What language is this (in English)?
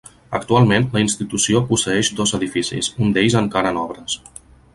Catalan